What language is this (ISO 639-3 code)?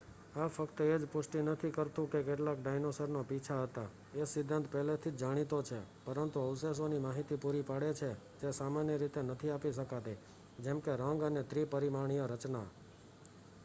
guj